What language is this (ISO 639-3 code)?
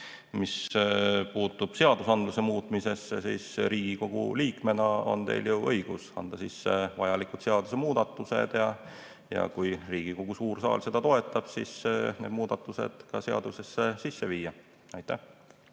est